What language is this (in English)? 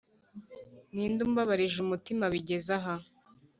Kinyarwanda